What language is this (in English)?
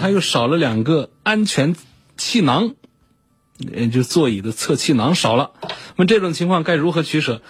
Chinese